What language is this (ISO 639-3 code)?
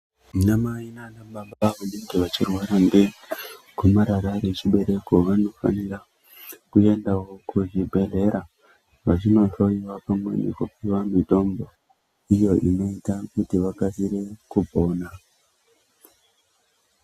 ndc